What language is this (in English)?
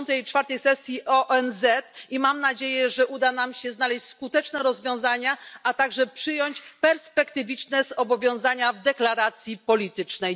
Polish